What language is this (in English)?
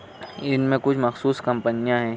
Urdu